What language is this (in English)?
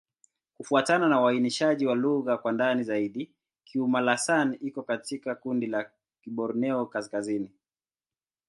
Swahili